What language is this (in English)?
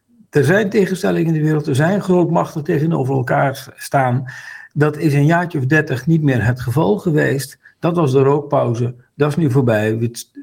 Dutch